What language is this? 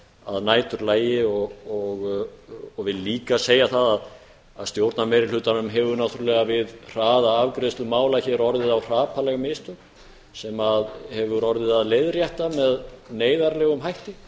Icelandic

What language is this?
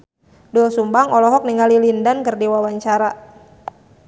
Sundanese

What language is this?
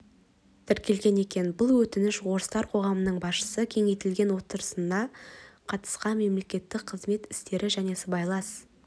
Kazakh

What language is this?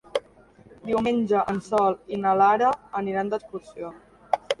Catalan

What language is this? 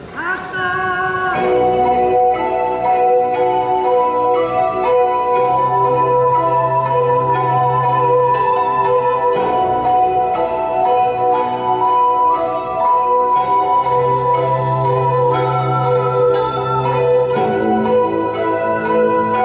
Japanese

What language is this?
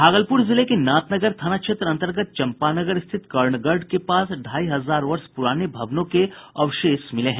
Hindi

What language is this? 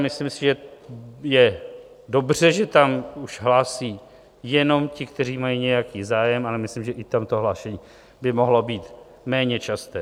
Czech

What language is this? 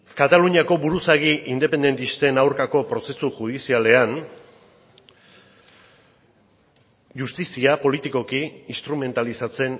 Basque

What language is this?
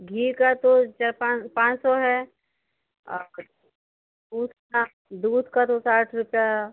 Hindi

